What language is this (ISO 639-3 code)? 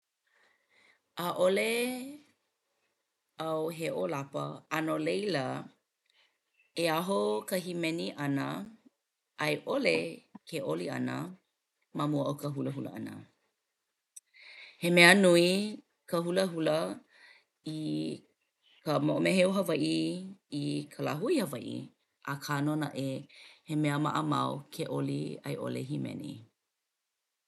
haw